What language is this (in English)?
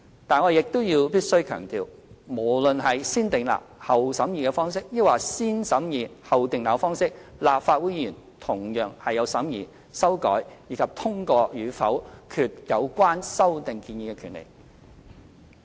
Cantonese